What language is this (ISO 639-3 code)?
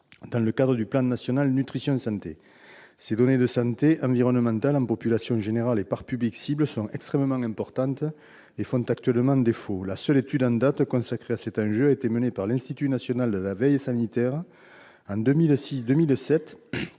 fra